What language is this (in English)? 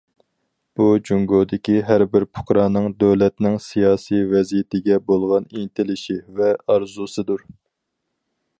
Uyghur